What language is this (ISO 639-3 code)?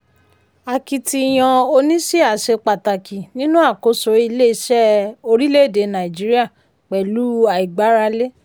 yor